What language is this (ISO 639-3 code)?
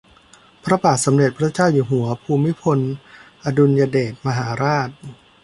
tha